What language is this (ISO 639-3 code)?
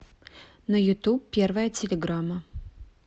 rus